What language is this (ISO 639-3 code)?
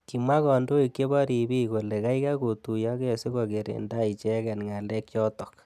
kln